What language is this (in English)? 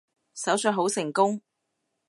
Cantonese